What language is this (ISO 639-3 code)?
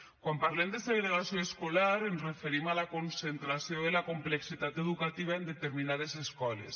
cat